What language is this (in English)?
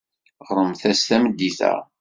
Kabyle